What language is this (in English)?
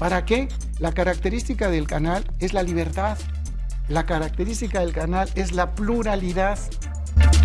Spanish